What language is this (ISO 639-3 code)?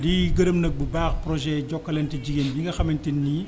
wol